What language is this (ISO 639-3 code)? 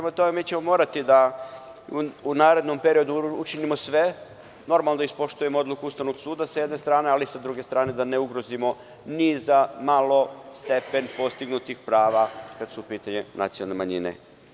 srp